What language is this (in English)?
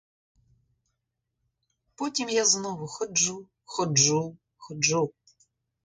Ukrainian